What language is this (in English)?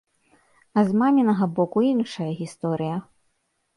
Belarusian